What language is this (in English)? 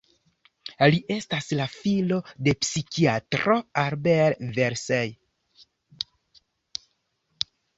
Esperanto